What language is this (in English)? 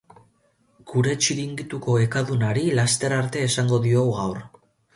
Basque